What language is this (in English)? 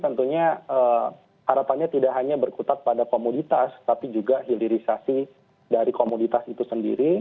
Indonesian